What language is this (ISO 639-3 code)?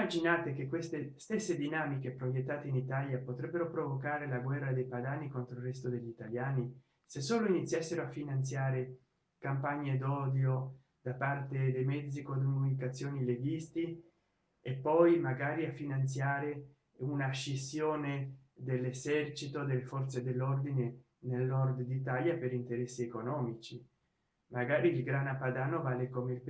ita